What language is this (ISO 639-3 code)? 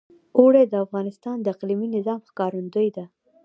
pus